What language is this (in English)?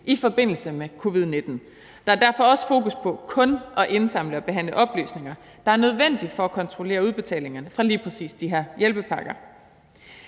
Danish